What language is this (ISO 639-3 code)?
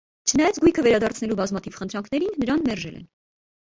hye